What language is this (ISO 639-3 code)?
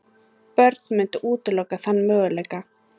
isl